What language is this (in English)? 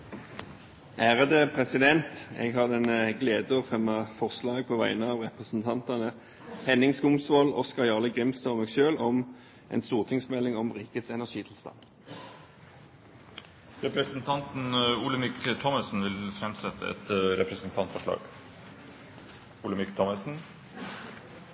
Norwegian